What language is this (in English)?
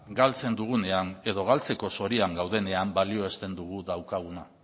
Basque